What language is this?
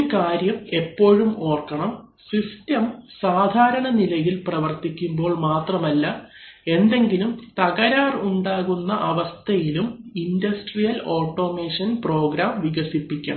Malayalam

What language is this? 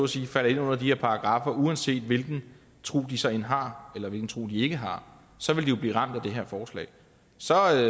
Danish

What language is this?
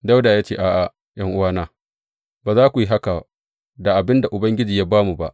Hausa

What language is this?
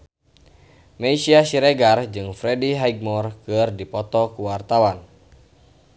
Sundanese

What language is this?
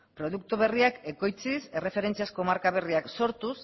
Basque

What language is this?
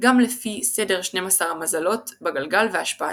Hebrew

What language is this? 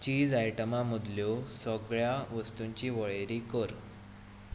Konkani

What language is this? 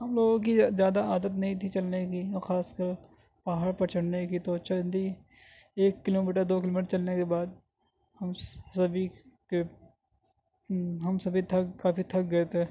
Urdu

